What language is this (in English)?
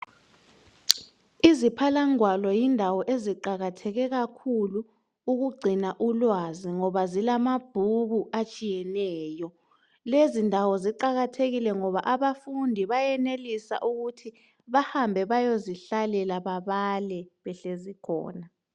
North Ndebele